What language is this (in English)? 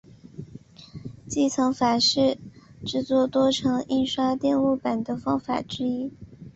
Chinese